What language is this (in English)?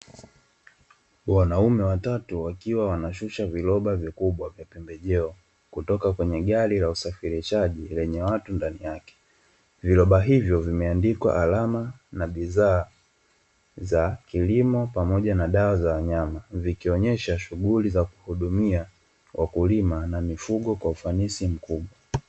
Swahili